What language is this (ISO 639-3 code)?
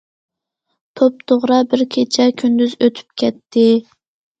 uig